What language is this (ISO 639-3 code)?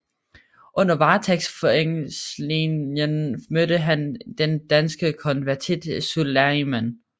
dan